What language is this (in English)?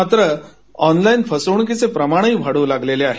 Marathi